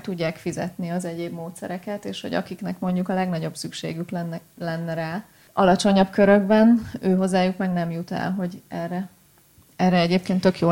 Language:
Hungarian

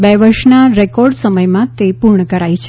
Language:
Gujarati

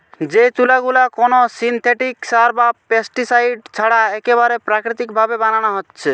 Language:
Bangla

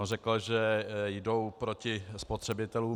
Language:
Czech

